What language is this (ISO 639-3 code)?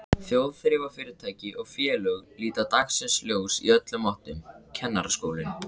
isl